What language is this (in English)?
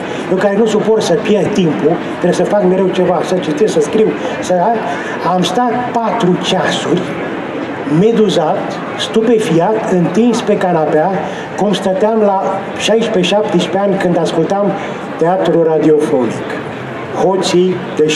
Romanian